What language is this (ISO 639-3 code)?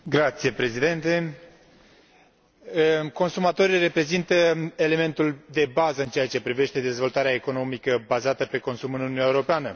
ron